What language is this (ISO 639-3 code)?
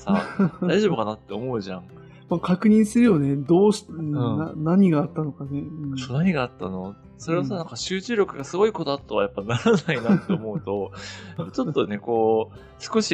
jpn